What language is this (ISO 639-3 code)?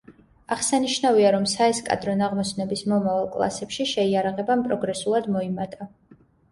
kat